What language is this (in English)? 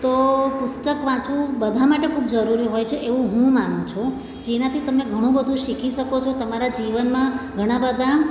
Gujarati